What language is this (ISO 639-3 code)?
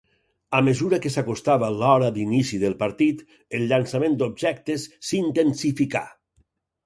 cat